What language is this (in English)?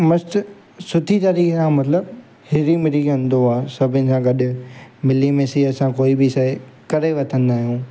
Sindhi